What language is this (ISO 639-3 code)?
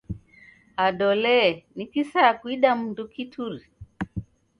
dav